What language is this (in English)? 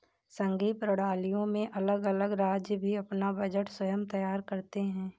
Hindi